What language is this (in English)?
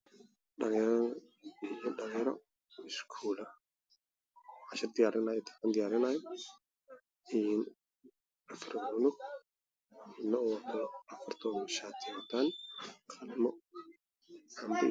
Somali